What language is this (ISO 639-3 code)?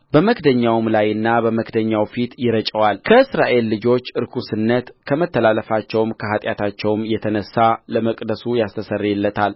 amh